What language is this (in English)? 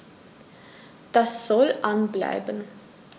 German